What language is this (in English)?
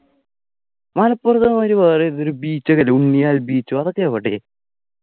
Malayalam